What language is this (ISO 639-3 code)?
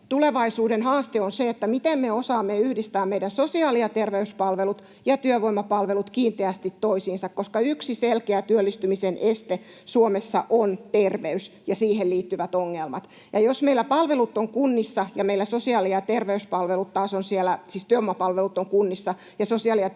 fin